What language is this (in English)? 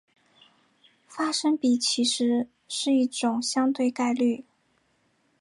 Chinese